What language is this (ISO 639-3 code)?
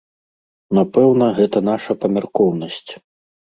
bel